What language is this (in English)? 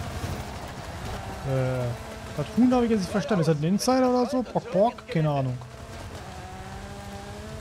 German